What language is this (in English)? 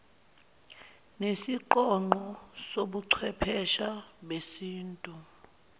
Zulu